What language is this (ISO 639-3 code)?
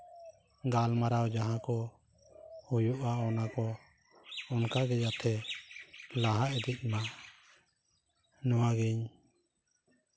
sat